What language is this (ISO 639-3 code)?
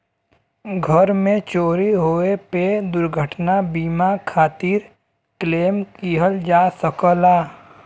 bho